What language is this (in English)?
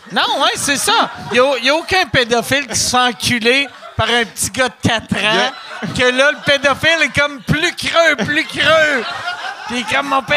French